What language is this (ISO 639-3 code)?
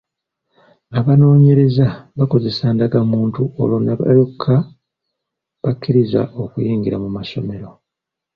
lug